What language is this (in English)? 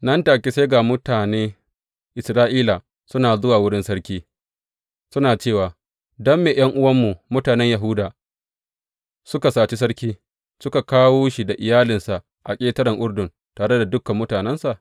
Hausa